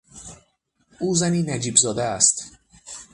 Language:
Persian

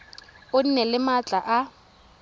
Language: Tswana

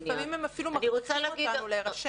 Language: Hebrew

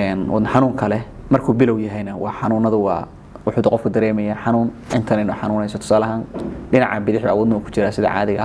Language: Arabic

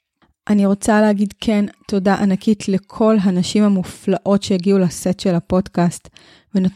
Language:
Hebrew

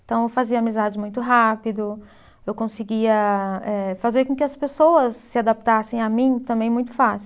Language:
Portuguese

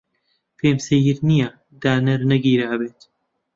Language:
Central Kurdish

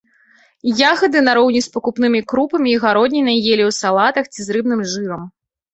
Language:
Belarusian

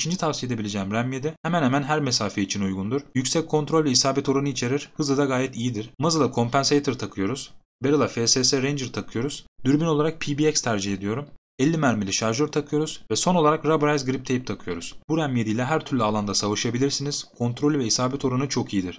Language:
Turkish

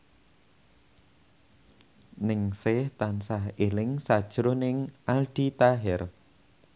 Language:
Javanese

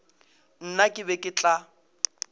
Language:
Northern Sotho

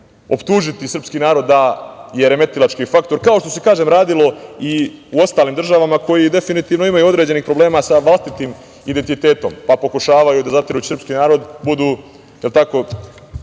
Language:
Serbian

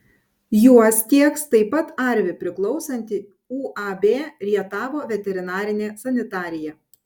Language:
Lithuanian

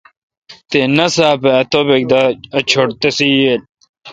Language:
Kalkoti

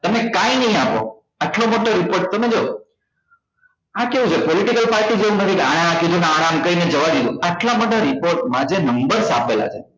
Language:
Gujarati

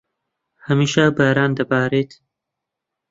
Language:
Central Kurdish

